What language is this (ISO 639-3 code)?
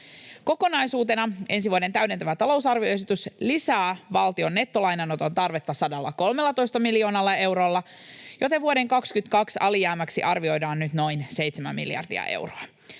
fin